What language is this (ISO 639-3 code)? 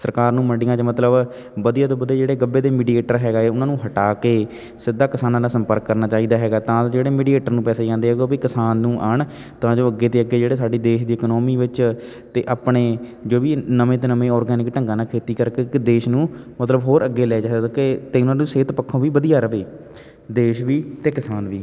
pan